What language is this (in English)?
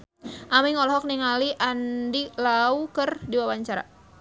Sundanese